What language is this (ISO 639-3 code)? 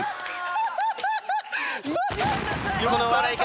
jpn